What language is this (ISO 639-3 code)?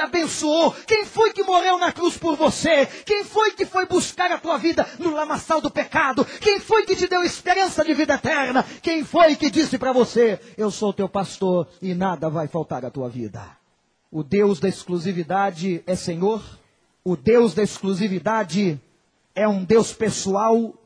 por